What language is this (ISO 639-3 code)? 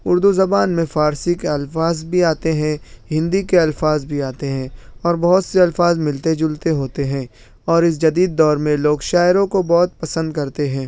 urd